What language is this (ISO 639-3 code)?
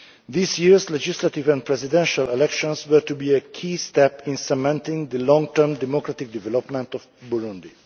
eng